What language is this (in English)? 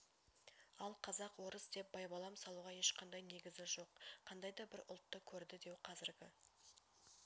Kazakh